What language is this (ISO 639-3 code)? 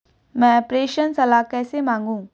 hin